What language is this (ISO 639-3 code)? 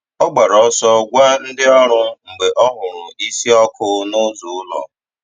ibo